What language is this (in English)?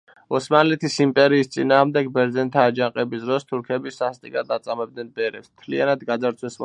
Georgian